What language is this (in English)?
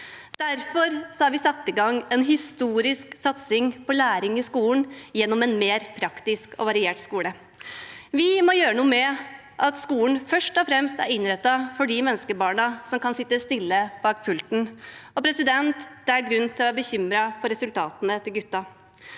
Norwegian